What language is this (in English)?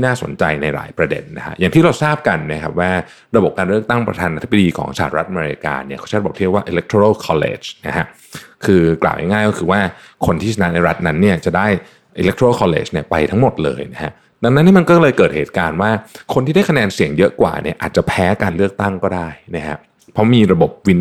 Thai